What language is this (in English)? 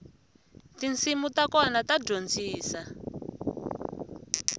Tsonga